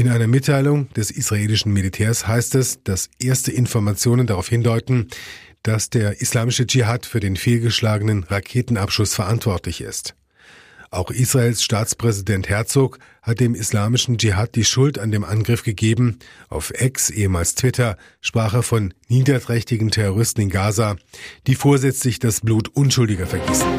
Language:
German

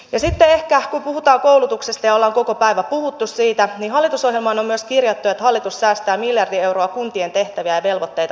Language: Finnish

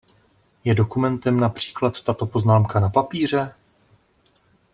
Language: Czech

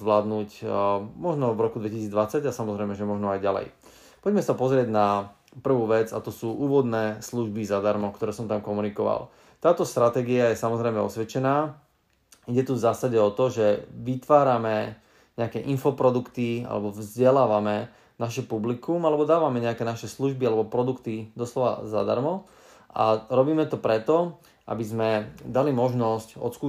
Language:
Slovak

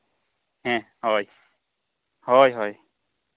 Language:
Santali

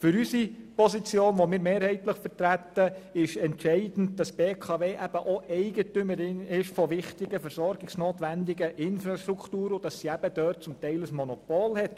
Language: Swiss German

